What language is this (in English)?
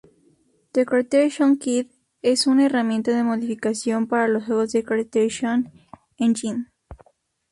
Spanish